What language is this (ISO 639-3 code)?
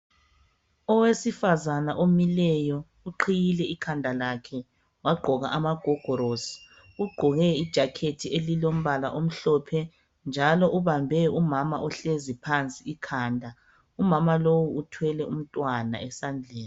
nde